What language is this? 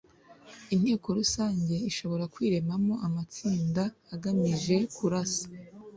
Kinyarwanda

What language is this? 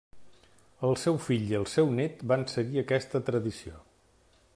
Catalan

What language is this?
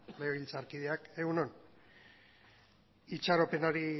Basque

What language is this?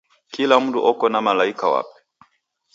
Taita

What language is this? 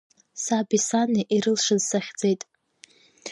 Abkhazian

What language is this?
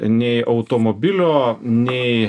Lithuanian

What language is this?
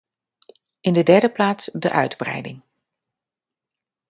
Dutch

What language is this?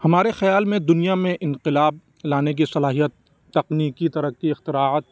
Urdu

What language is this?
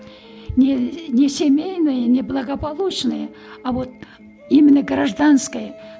Kazakh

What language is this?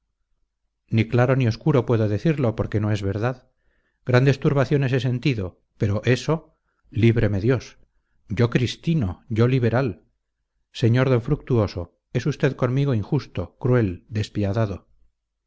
Spanish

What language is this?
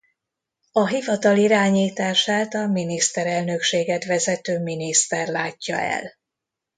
Hungarian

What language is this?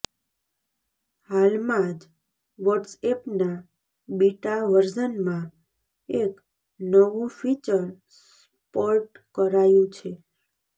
Gujarati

